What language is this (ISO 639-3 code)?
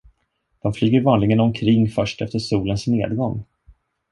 swe